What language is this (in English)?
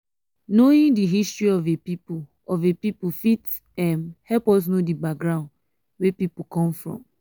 Nigerian Pidgin